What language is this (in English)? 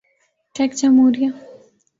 Urdu